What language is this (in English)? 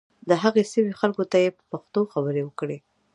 Pashto